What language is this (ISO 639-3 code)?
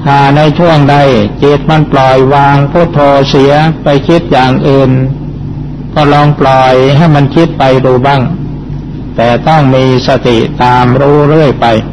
tha